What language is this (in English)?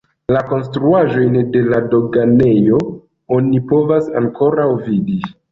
Esperanto